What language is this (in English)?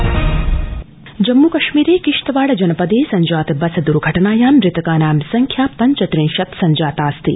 Sanskrit